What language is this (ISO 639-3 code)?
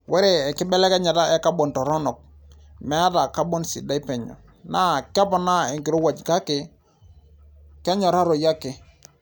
mas